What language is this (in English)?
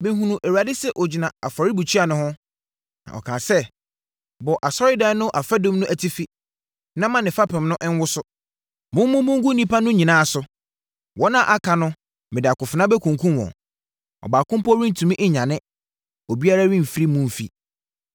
Akan